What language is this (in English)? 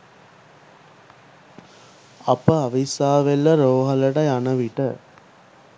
Sinhala